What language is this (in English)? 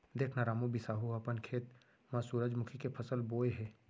Chhattisgarhi